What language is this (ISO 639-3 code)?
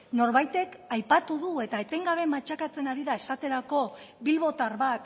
eus